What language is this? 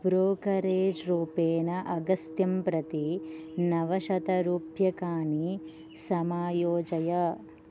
Sanskrit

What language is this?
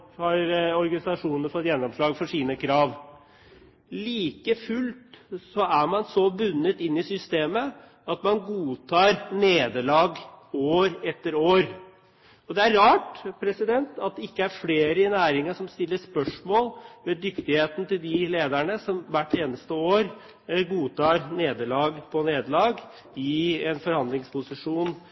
Norwegian Bokmål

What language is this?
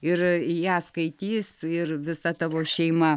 Lithuanian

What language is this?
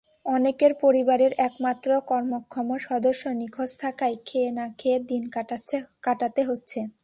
Bangla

